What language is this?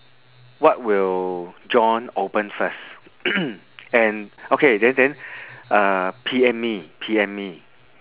English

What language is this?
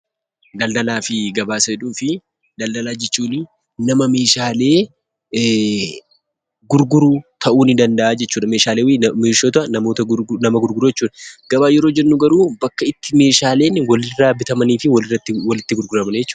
Oromo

